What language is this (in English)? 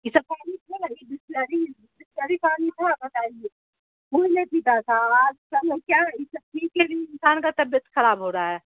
Urdu